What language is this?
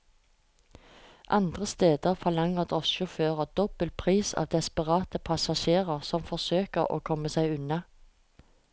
Norwegian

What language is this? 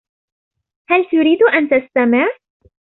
Arabic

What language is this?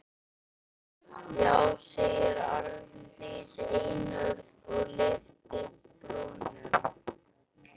Icelandic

